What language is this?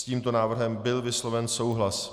Czech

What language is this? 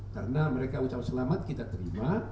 Indonesian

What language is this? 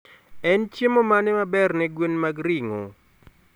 Luo (Kenya and Tanzania)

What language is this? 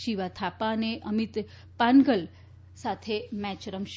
Gujarati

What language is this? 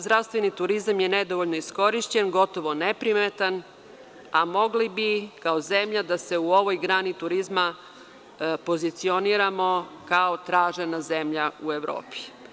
Serbian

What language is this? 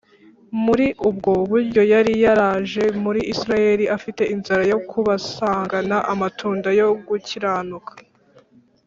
Kinyarwanda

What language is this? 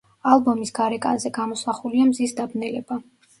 Georgian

